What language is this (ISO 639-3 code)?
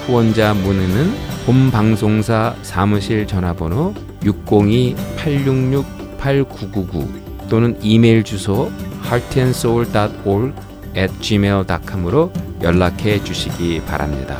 kor